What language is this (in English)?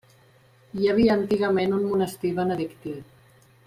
Catalan